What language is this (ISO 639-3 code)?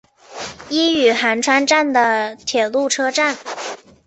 zho